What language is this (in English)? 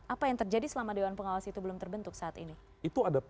Indonesian